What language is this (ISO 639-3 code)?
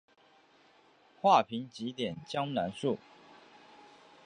zho